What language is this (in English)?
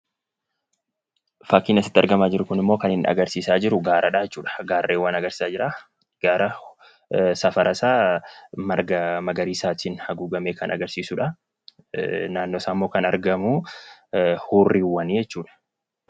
Oromo